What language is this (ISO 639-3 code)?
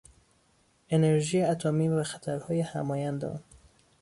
fas